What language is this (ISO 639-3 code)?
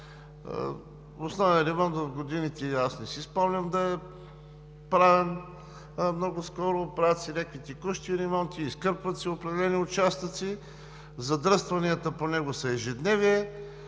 bul